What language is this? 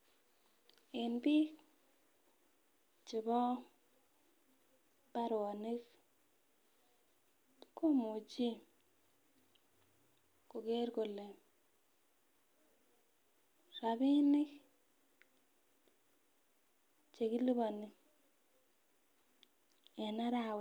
Kalenjin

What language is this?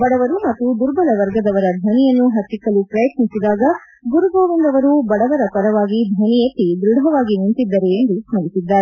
Kannada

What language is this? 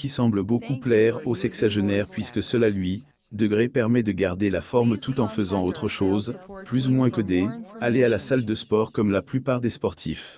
French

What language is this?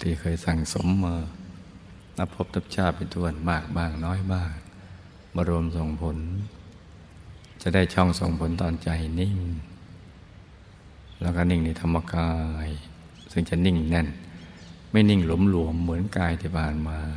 Thai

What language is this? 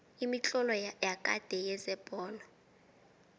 South Ndebele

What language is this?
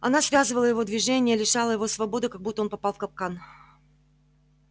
Russian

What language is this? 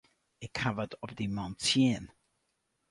Western Frisian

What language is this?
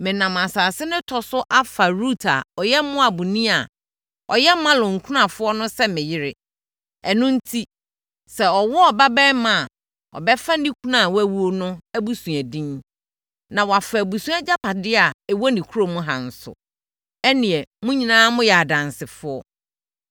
Akan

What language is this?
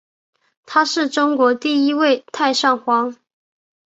Chinese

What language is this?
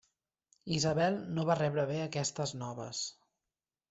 Catalan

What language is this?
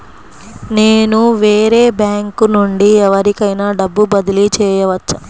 Telugu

